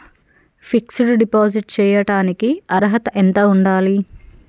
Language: Telugu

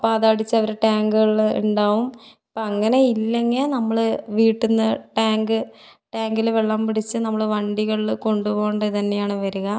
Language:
Malayalam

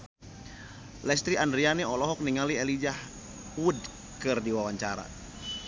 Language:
Sundanese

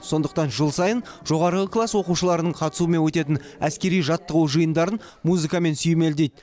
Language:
Kazakh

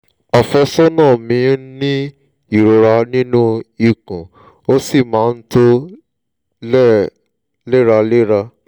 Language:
Yoruba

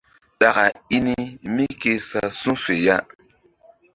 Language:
Mbum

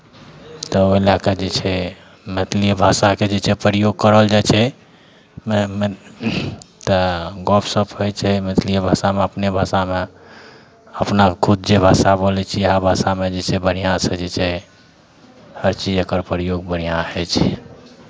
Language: Maithili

